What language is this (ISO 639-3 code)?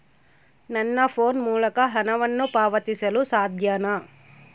kan